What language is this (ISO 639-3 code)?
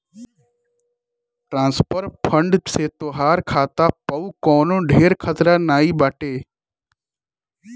bho